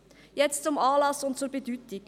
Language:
Swiss German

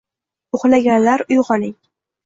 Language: Uzbek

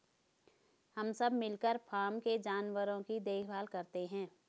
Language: Hindi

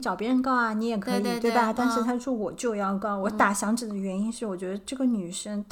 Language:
Chinese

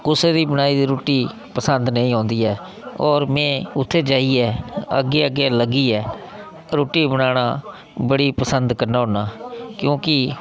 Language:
Dogri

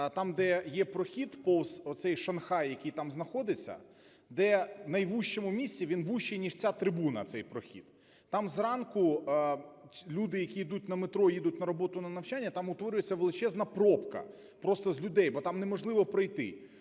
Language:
Ukrainian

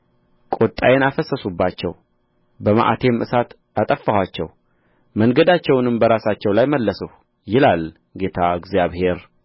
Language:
Amharic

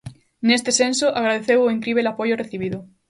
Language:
Galician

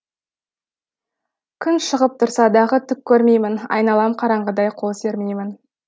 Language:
Kazakh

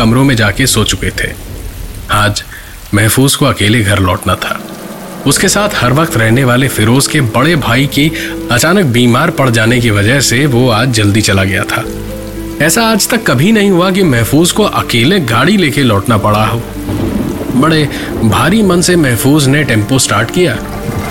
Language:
Hindi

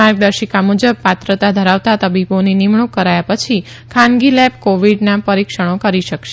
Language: Gujarati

